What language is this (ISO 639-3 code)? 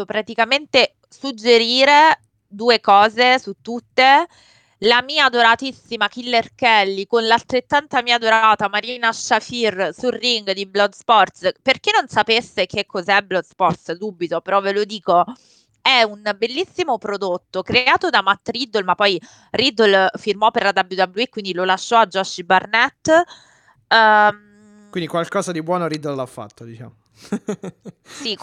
ita